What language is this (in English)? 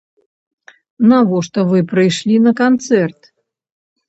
Belarusian